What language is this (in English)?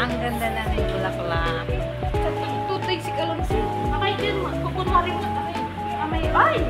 Filipino